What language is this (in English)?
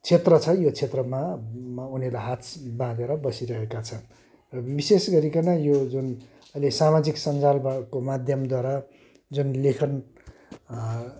Nepali